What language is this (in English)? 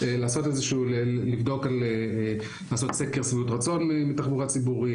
Hebrew